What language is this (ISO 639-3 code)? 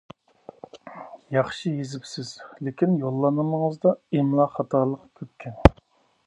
uig